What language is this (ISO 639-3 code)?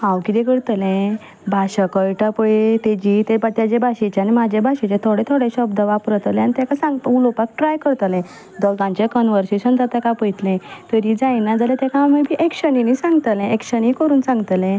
kok